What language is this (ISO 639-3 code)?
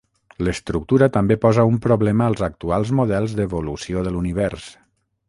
cat